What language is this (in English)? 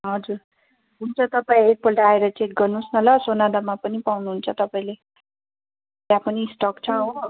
Nepali